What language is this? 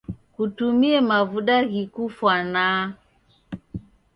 Taita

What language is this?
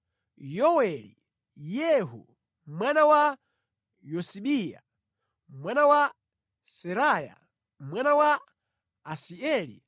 Nyanja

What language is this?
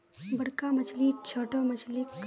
Magahi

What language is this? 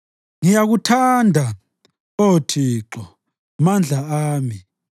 North Ndebele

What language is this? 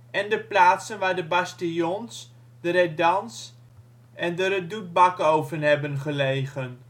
Dutch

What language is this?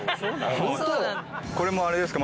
Japanese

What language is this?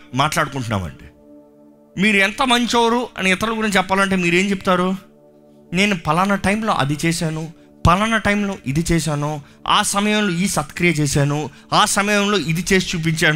Telugu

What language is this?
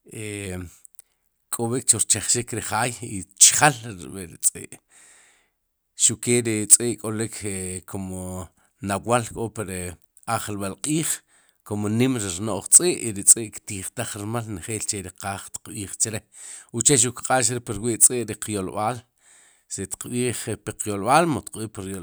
Sipacapense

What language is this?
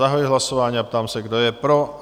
Czech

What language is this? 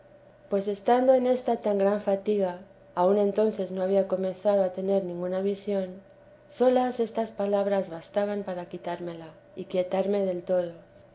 Spanish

